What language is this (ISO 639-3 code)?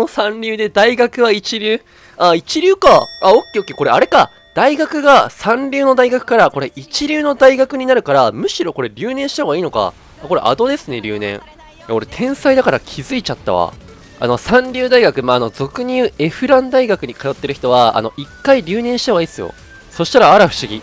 jpn